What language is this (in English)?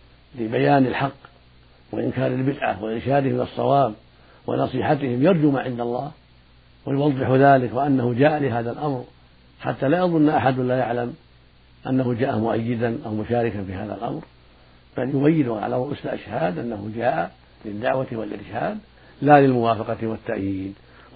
Arabic